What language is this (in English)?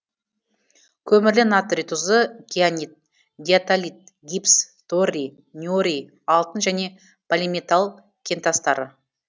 Kazakh